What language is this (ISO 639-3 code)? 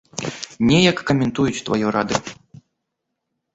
bel